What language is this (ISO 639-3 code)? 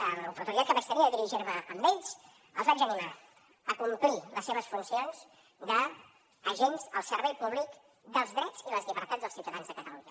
cat